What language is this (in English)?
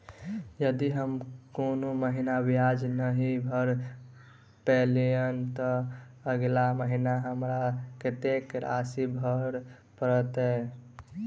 Maithili